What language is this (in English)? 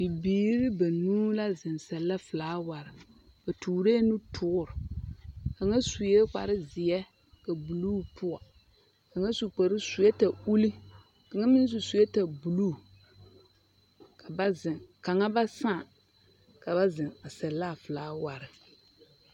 Southern Dagaare